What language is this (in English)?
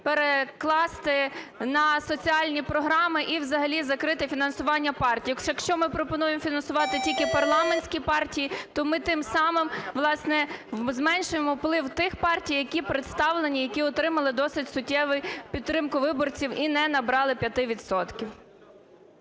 Ukrainian